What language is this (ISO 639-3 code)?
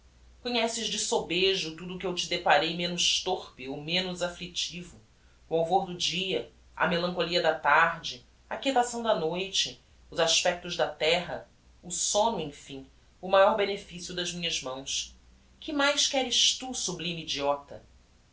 por